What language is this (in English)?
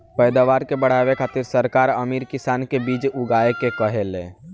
Bhojpuri